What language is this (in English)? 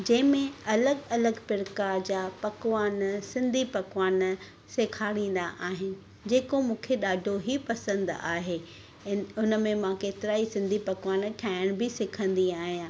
Sindhi